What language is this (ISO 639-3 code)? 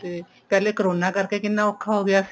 pan